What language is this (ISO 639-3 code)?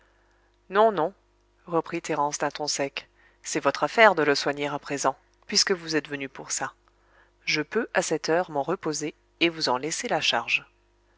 fra